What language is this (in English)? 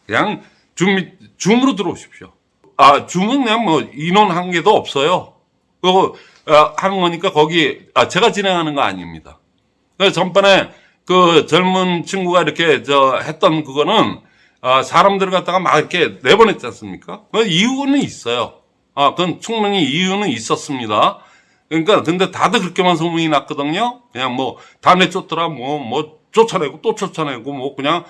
Korean